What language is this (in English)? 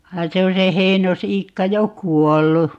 Finnish